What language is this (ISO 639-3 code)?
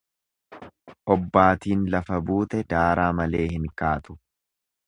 orm